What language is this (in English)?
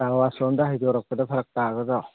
Manipuri